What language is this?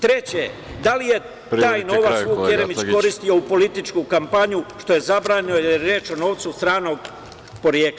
Serbian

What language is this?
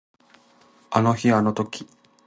Japanese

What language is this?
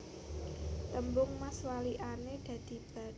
Javanese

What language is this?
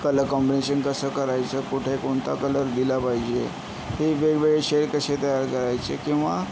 Marathi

